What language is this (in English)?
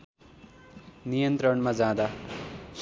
Nepali